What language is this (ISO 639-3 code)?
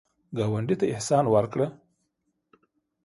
pus